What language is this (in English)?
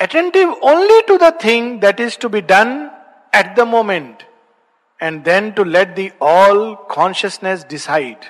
Hindi